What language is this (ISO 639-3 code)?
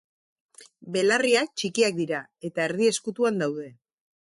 eus